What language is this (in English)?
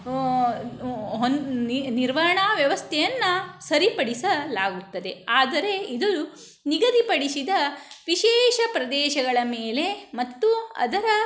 Kannada